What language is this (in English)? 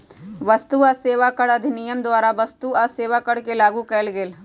Magahi